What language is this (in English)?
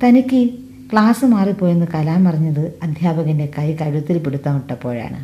Malayalam